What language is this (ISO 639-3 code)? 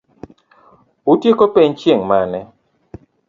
luo